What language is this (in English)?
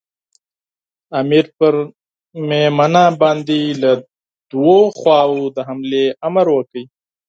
Pashto